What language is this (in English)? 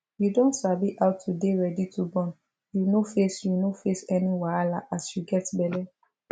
Nigerian Pidgin